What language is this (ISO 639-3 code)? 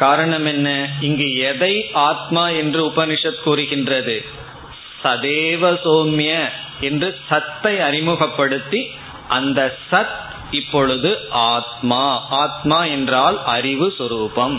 tam